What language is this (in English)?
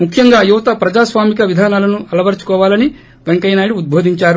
Telugu